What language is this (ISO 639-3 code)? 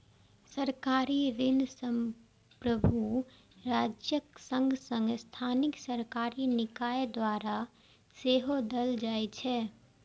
mai